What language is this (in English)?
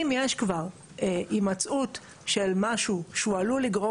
Hebrew